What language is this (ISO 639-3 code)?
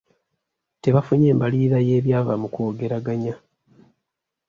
lug